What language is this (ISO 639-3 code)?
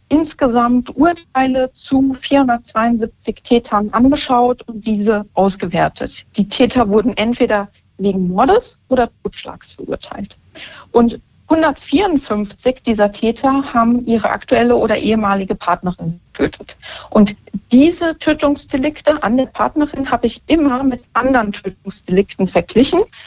deu